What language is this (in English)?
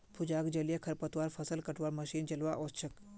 Magahi